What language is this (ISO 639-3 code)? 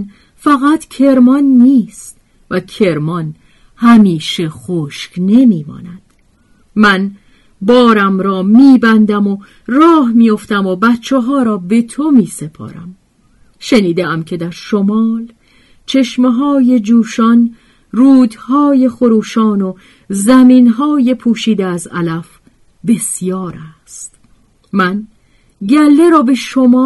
fas